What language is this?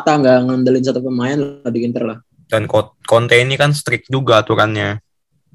Indonesian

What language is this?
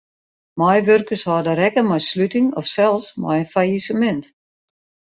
Western Frisian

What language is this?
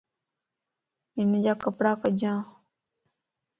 Lasi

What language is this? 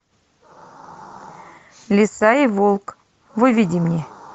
Russian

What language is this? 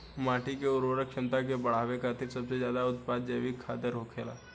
Bhojpuri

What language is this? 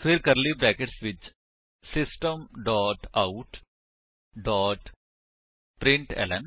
Punjabi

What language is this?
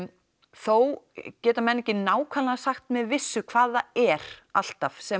Icelandic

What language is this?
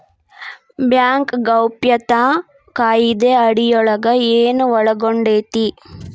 Kannada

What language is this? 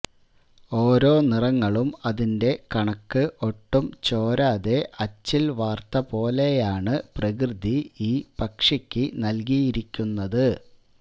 Malayalam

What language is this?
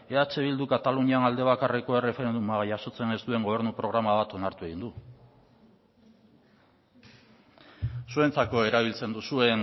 Basque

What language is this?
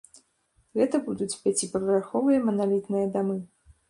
Belarusian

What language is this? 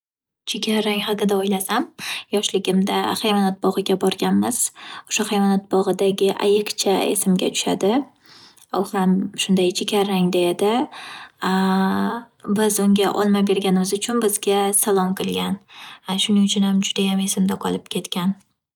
Uzbek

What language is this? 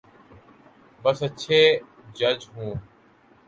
Urdu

